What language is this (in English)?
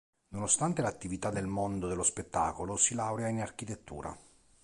Italian